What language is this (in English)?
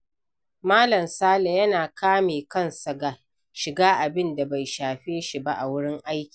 Hausa